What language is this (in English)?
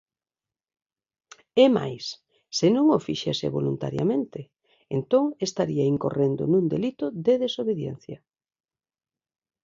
Galician